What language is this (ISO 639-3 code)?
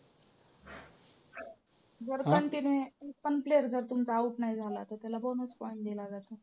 mar